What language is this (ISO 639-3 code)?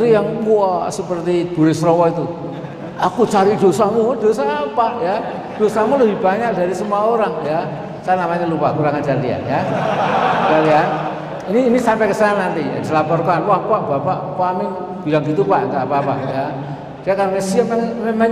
ind